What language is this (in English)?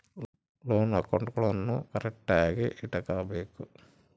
Kannada